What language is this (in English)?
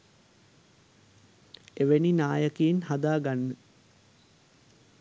Sinhala